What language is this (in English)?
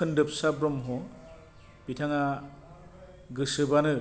Bodo